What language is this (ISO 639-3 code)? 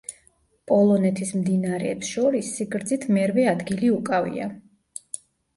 kat